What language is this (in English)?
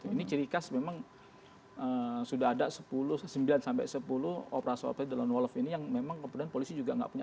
Indonesian